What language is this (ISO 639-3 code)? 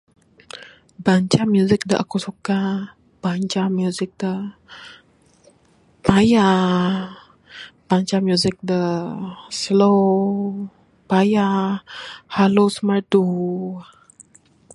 sdo